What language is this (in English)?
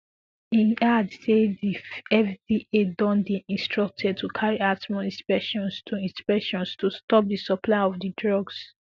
Nigerian Pidgin